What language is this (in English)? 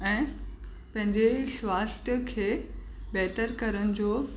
Sindhi